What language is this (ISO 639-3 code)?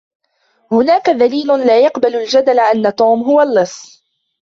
ara